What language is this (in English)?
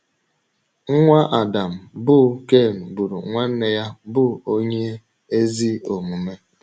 Igbo